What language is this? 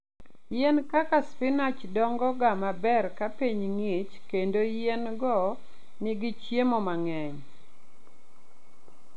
Luo (Kenya and Tanzania)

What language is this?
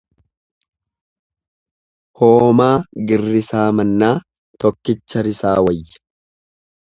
Oromo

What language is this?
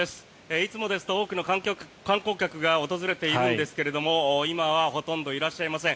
Japanese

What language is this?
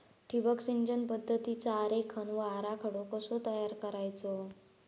Marathi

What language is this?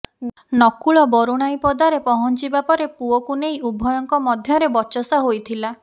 Odia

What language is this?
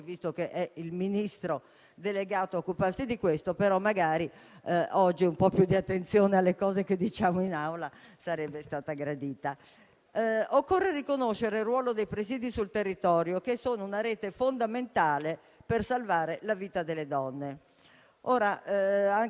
Italian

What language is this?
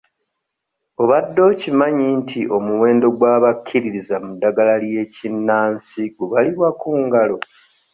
Ganda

